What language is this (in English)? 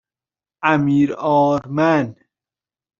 Persian